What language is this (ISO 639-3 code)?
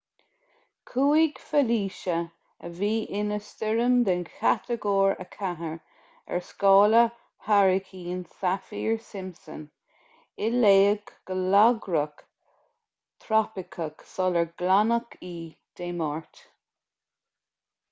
gle